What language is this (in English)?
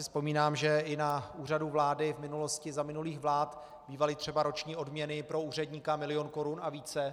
Czech